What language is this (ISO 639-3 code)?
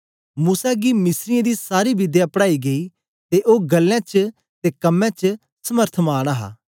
doi